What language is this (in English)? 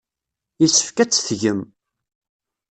Kabyle